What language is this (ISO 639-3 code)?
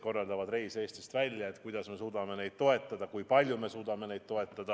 est